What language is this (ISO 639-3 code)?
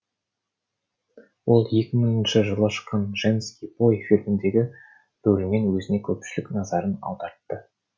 kaz